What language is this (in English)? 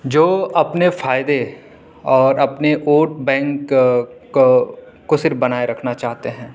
Urdu